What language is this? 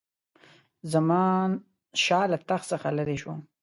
Pashto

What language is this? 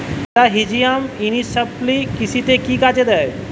Bangla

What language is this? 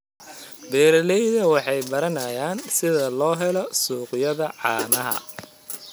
Somali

